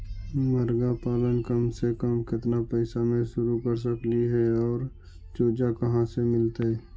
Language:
Magahi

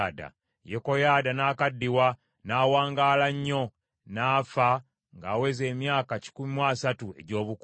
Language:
Ganda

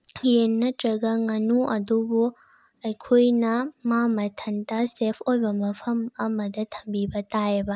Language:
Manipuri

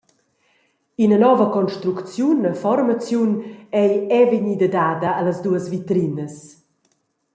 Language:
Romansh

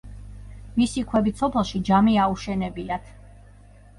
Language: Georgian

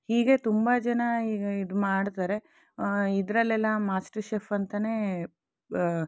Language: Kannada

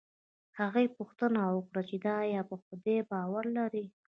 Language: Pashto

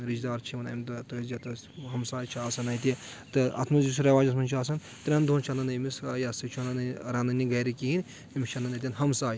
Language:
Kashmiri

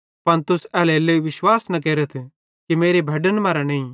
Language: Bhadrawahi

